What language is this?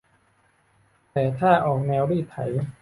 Thai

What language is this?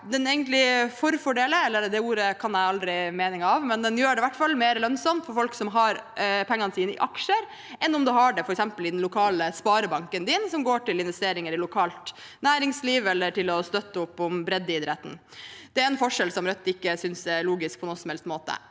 Norwegian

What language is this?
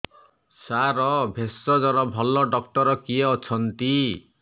Odia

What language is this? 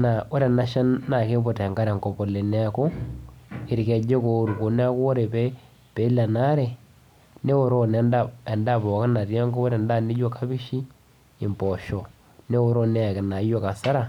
Masai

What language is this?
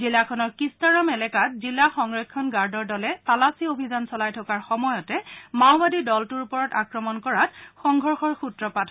Assamese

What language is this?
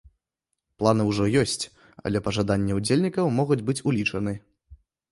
Belarusian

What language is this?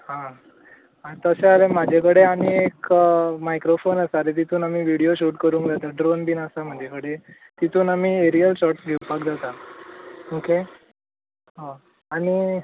Konkani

